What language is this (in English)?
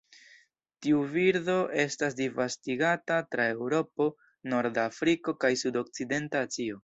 Esperanto